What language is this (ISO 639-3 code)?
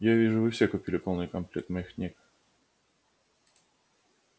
rus